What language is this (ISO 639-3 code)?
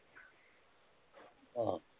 pan